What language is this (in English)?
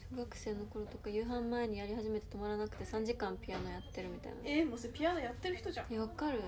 Japanese